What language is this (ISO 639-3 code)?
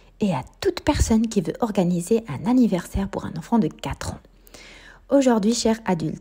fra